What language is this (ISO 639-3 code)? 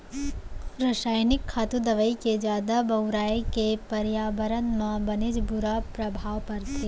hne